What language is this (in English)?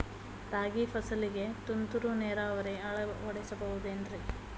Kannada